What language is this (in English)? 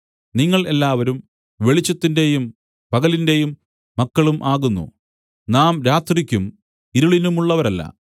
Malayalam